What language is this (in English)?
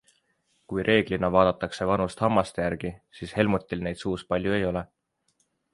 Estonian